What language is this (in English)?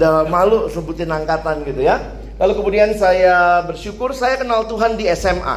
Indonesian